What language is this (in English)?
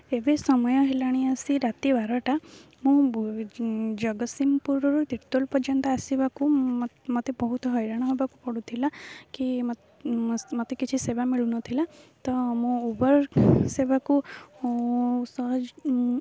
Odia